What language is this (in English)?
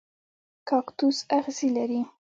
Pashto